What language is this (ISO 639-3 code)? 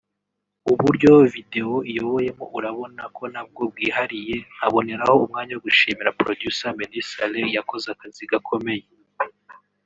kin